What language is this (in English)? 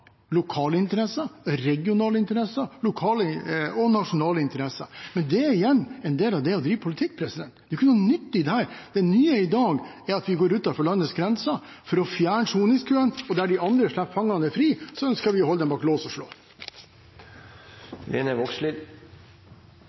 Norwegian Bokmål